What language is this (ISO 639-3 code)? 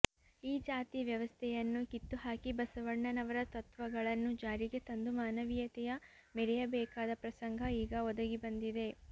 kan